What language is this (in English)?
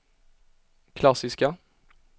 Swedish